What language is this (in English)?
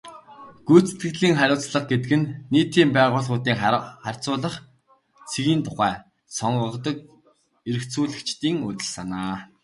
Mongolian